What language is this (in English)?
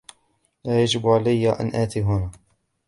Arabic